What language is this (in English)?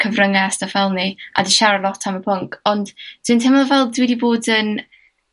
Welsh